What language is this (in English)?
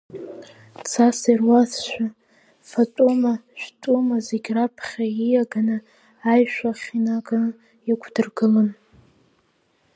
Abkhazian